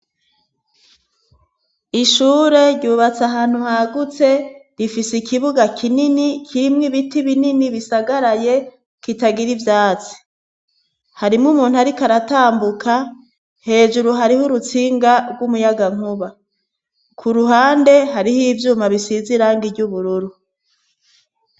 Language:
Rundi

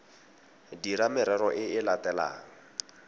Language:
Tswana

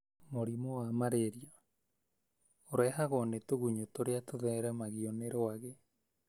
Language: Kikuyu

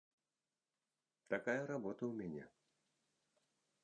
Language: Belarusian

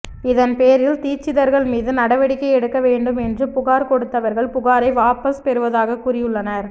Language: Tamil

